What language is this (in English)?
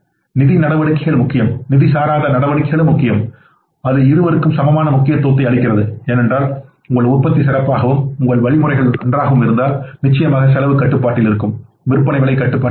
Tamil